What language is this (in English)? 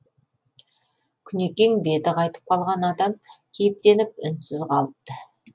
Kazakh